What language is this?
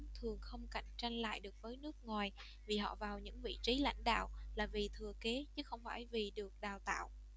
Vietnamese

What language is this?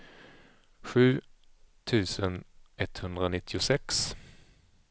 Swedish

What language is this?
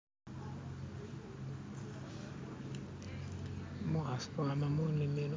Masaaba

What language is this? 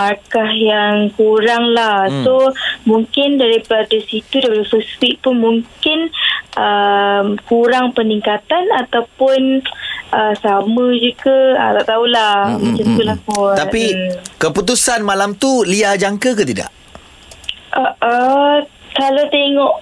Malay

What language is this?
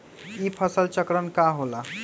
Magahi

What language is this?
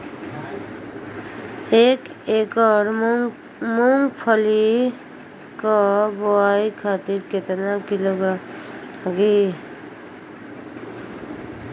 Bhojpuri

